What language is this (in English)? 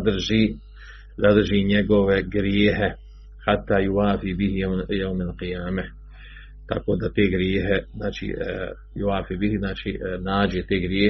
Croatian